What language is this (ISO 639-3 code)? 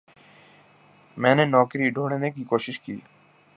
urd